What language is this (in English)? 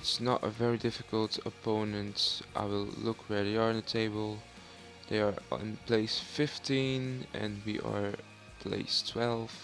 English